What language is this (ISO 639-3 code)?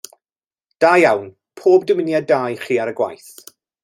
cym